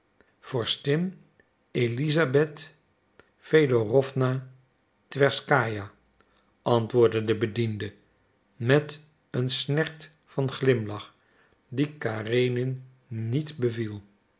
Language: Dutch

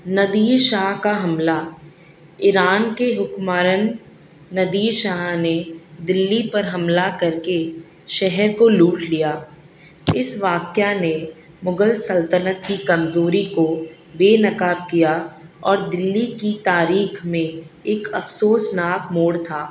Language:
Urdu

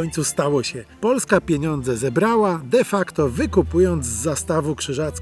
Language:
Polish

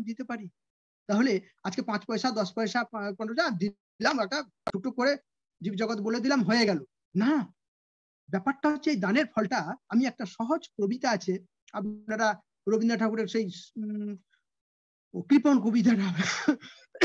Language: Vietnamese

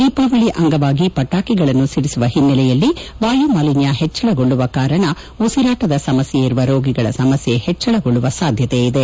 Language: Kannada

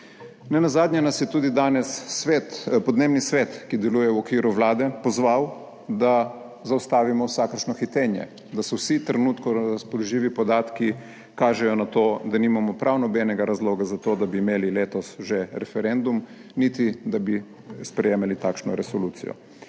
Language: Slovenian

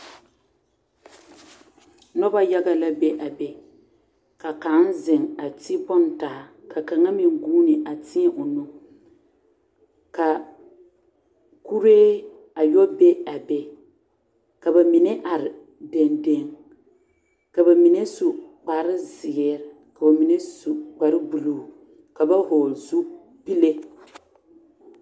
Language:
Southern Dagaare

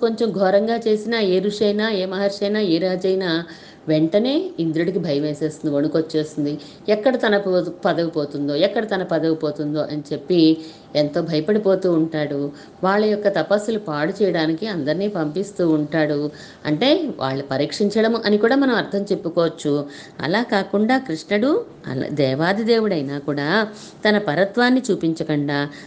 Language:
Telugu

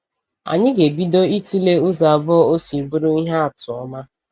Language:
Igbo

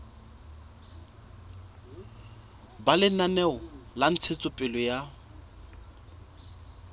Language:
Southern Sotho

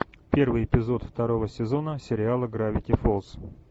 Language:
Russian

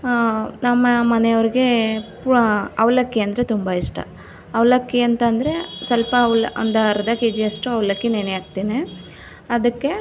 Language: Kannada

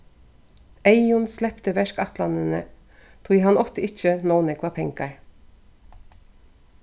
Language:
Faroese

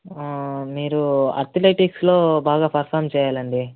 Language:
Telugu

